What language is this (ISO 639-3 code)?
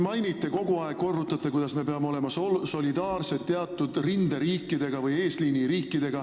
est